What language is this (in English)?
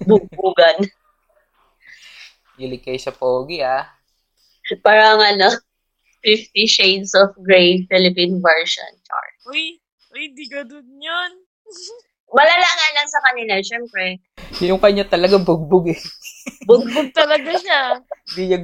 Filipino